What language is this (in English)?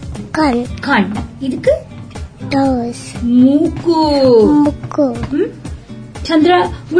Tamil